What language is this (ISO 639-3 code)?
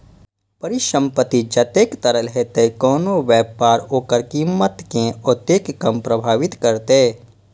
mai